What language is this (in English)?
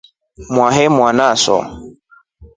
Rombo